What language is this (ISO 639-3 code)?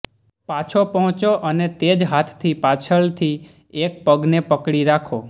guj